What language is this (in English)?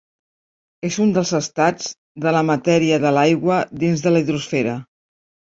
Catalan